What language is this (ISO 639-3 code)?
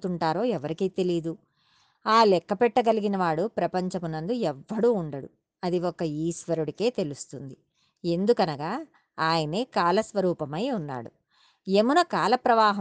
tel